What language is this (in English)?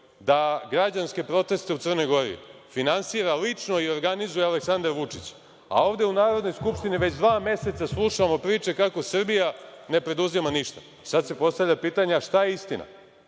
Serbian